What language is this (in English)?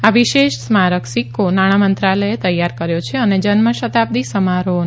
Gujarati